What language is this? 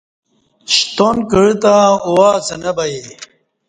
Kati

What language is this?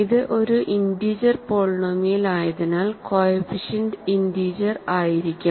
Malayalam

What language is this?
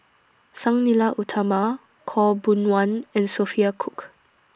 English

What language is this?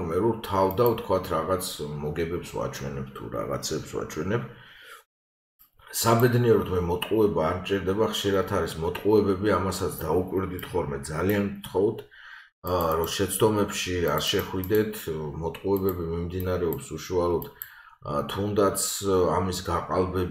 Romanian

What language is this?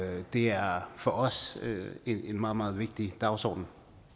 Danish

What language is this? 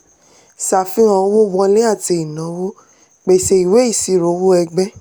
Yoruba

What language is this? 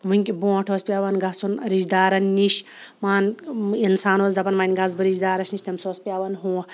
Kashmiri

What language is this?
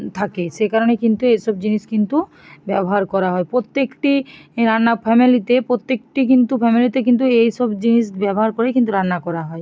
Bangla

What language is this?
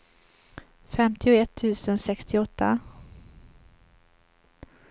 Swedish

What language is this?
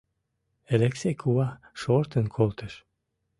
Mari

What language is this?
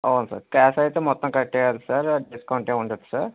Telugu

